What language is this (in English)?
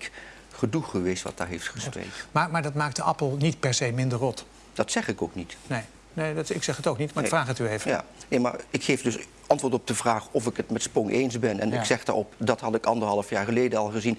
Dutch